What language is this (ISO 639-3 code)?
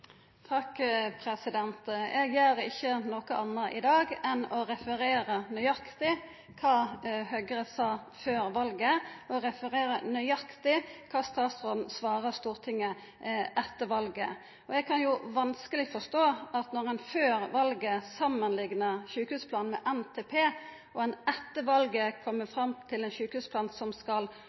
nor